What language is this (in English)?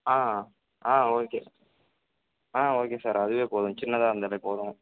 Tamil